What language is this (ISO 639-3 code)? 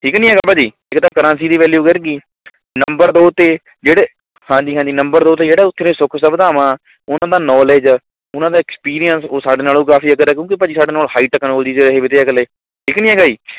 pan